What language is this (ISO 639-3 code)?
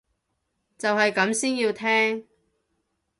yue